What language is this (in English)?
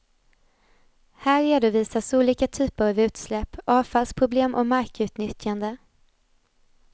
Swedish